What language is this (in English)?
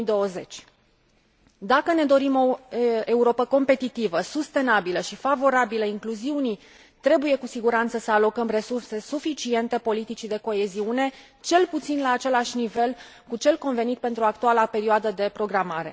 Romanian